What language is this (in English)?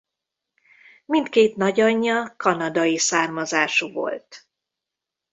Hungarian